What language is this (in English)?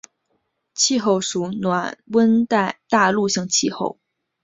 Chinese